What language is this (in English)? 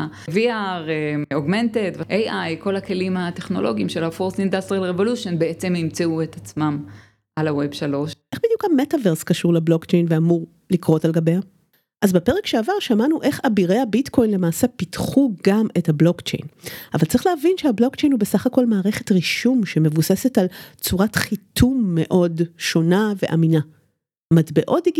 Hebrew